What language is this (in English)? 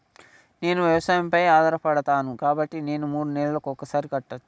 Telugu